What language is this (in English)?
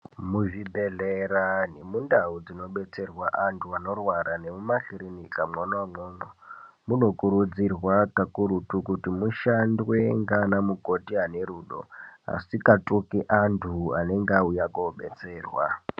Ndau